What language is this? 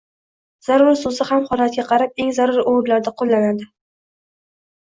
Uzbek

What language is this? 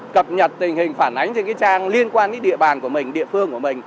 Vietnamese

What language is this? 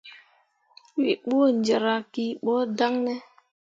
Mundang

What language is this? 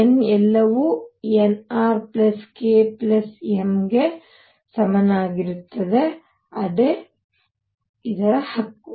Kannada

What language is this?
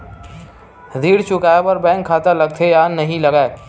Chhattisgarhi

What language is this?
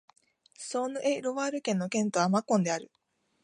Japanese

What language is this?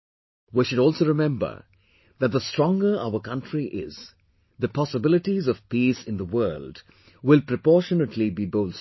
English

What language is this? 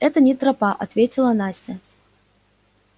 Russian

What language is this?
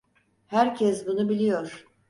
Turkish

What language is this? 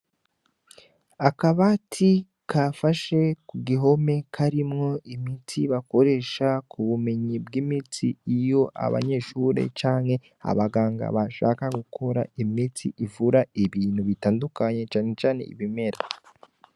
Rundi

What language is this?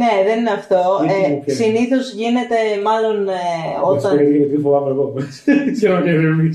Greek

